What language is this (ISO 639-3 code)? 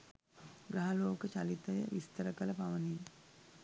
sin